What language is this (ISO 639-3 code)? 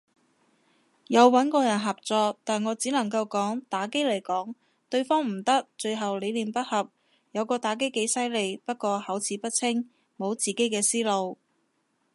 yue